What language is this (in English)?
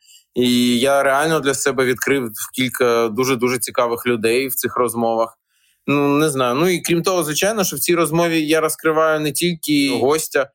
Ukrainian